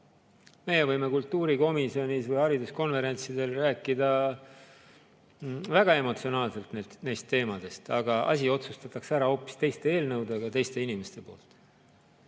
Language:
Estonian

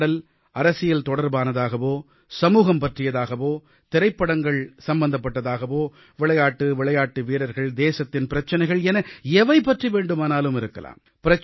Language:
Tamil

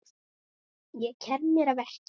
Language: Icelandic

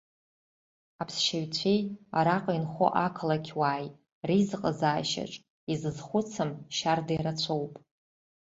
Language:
Abkhazian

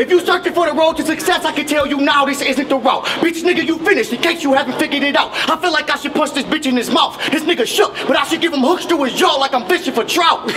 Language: English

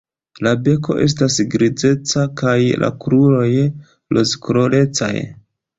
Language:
Esperanto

